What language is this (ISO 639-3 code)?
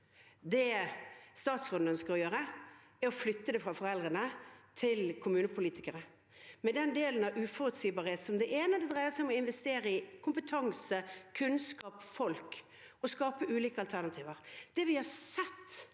nor